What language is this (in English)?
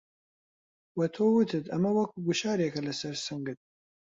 Central Kurdish